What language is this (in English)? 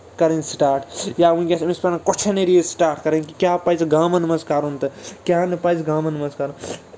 Kashmiri